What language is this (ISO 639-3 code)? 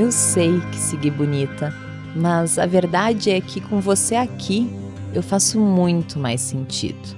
por